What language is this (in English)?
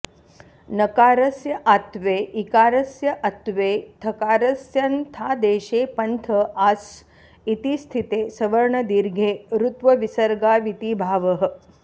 Sanskrit